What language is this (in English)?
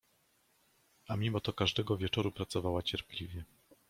Polish